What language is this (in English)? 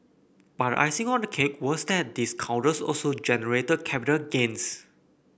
English